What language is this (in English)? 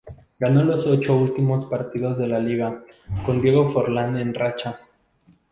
Spanish